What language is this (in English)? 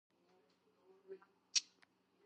Georgian